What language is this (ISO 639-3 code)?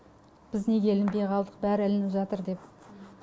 kaz